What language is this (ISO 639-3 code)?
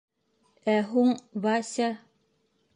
bak